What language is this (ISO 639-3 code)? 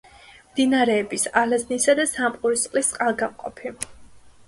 kat